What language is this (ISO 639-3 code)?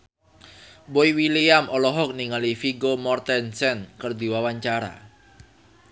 sun